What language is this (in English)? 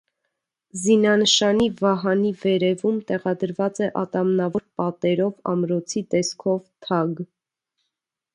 Armenian